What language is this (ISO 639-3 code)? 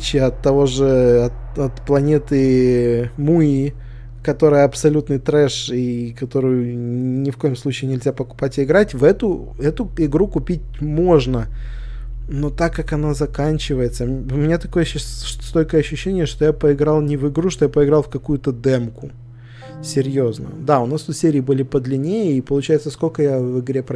rus